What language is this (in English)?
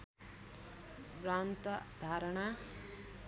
Nepali